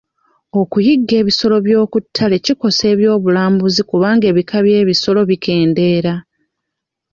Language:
Ganda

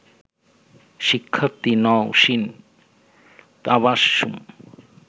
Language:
Bangla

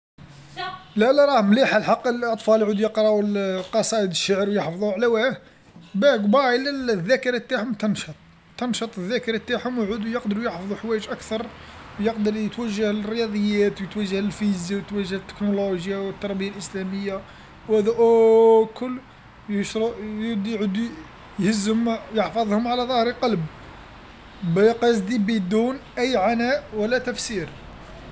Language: Algerian Arabic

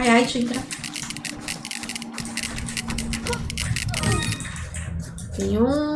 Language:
Portuguese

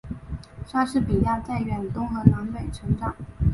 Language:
Chinese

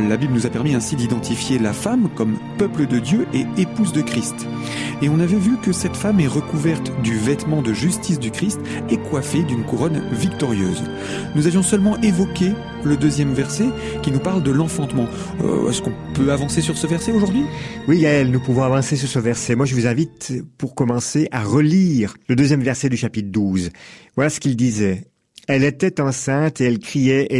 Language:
French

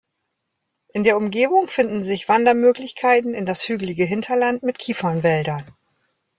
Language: German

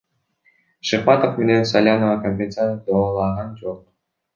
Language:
Kyrgyz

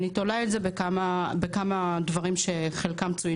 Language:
Hebrew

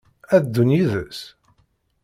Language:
Kabyle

